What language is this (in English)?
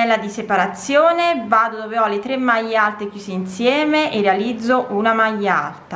Italian